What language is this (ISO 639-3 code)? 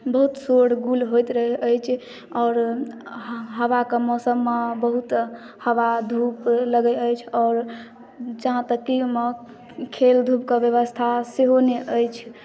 mai